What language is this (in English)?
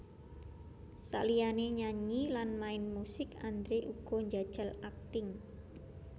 Javanese